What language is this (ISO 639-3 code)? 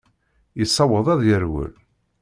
kab